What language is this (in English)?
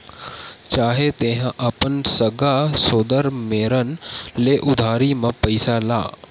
Chhattisgarhi